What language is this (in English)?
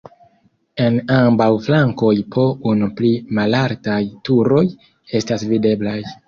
Esperanto